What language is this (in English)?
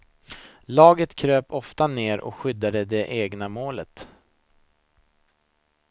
Swedish